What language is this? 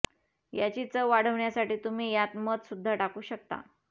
Marathi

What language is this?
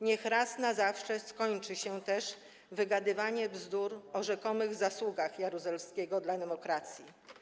Polish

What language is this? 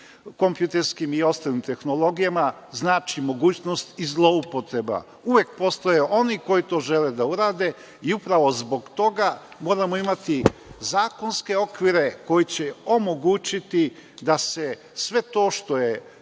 Serbian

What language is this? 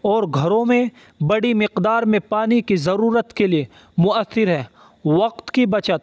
Urdu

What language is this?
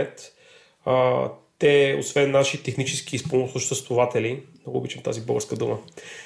Bulgarian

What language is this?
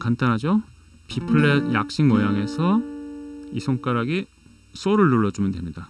Korean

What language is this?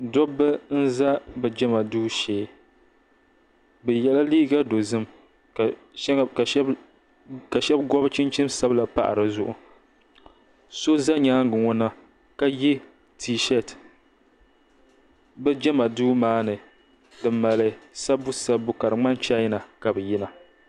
Dagbani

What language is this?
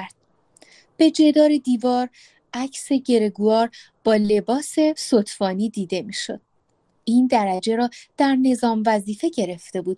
Persian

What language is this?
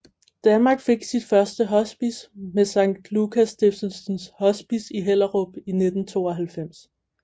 Danish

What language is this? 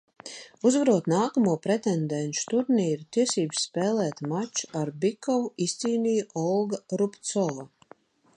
Latvian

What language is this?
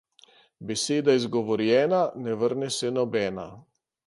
Slovenian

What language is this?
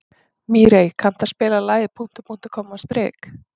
Icelandic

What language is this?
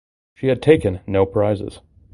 English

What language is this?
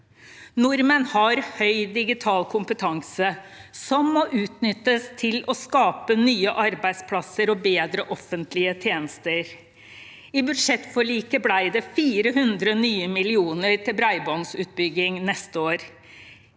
Norwegian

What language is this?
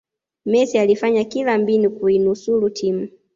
Swahili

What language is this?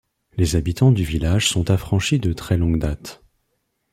French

